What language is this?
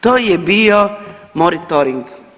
Croatian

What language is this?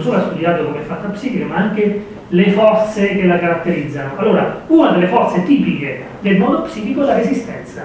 Italian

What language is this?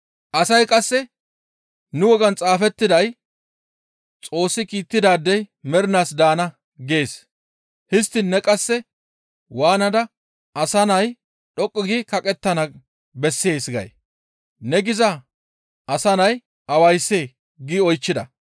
Gamo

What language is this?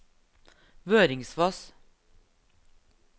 Norwegian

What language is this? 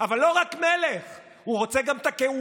Hebrew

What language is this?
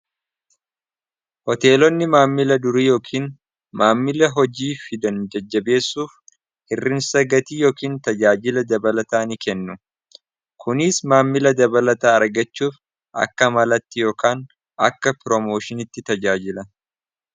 Oromo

